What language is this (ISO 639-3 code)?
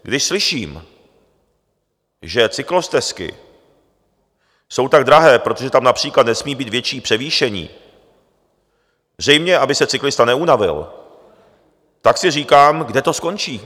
ces